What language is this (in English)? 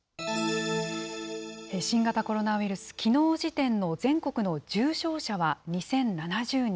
Japanese